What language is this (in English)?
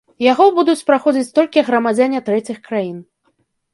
Belarusian